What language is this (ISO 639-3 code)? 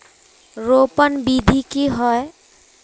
mag